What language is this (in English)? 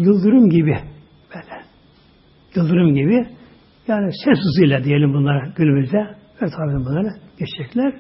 Turkish